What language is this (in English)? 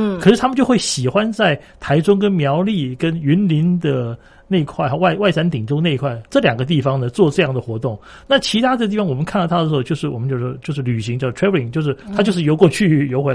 Chinese